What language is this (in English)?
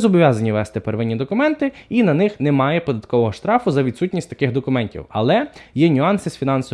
Ukrainian